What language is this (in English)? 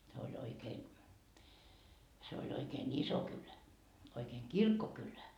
Finnish